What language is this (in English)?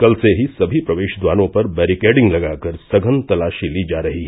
Hindi